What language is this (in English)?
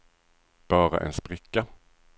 Swedish